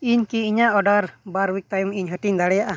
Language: Santali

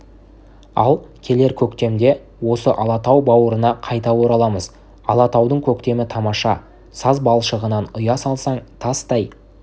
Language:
Kazakh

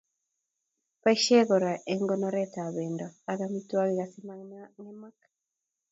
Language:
Kalenjin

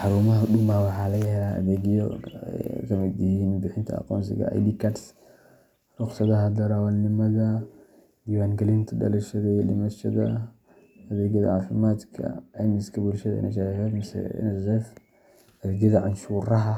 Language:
Somali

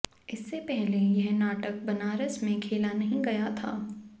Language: Hindi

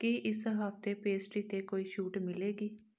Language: Punjabi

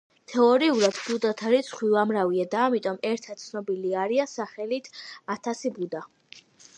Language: Georgian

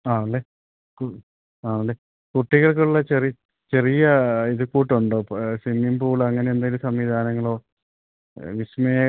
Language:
Malayalam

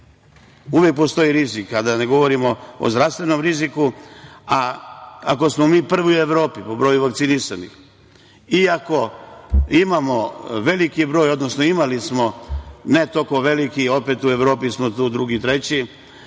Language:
Serbian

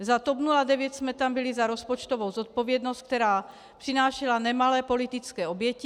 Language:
Czech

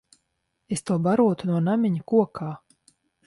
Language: Latvian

